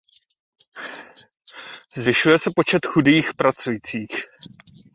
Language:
Czech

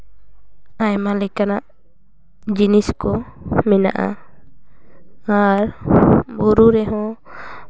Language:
Santali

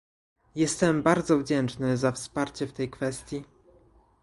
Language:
Polish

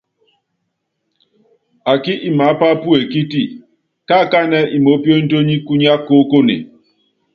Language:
Yangben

